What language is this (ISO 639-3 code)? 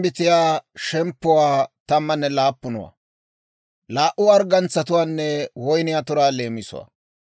dwr